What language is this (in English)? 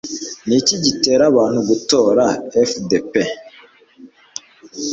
Kinyarwanda